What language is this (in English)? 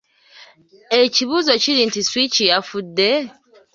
Ganda